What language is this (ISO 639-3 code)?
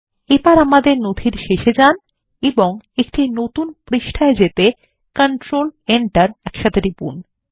ben